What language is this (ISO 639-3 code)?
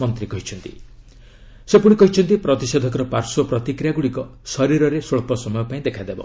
ori